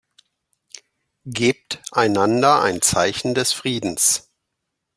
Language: German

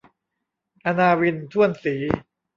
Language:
Thai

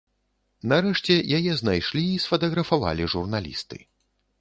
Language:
Belarusian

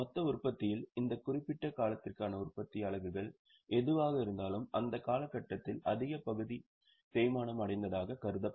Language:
Tamil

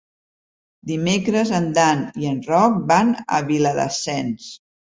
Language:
Catalan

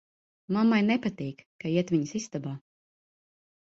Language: Latvian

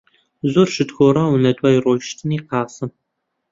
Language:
Central Kurdish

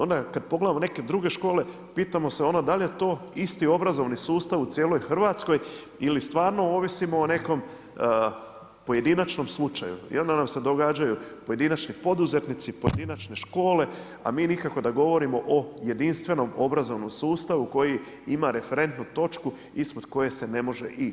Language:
Croatian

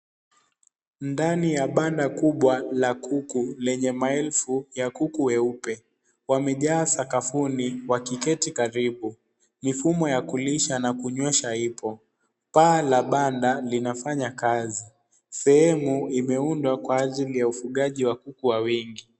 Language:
Swahili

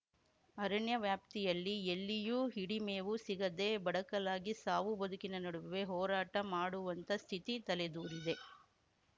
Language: Kannada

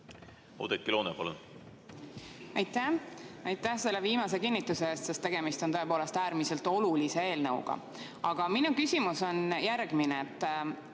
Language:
Estonian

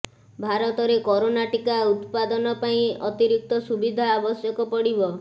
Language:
Odia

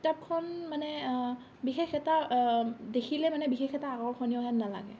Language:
Assamese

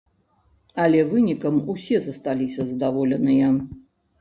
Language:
Belarusian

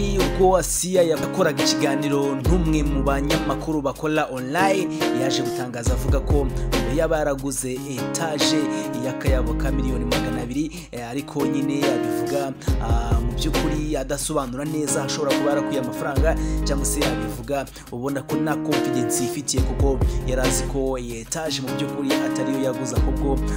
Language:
Romanian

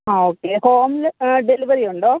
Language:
Malayalam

